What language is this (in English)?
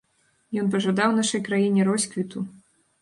Belarusian